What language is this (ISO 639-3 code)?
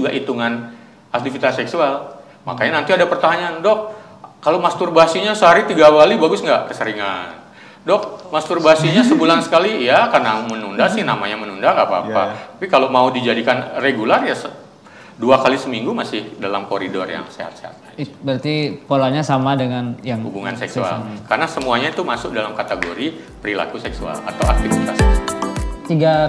ind